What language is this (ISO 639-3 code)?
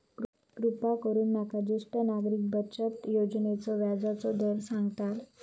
mar